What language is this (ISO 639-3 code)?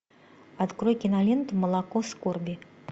rus